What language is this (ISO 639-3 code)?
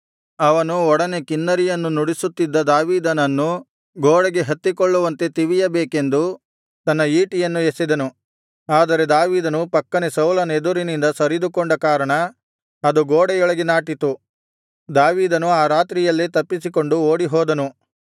kan